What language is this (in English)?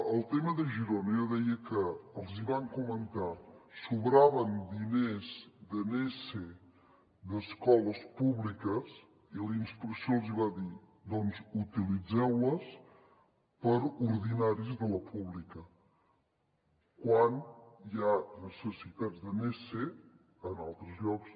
Catalan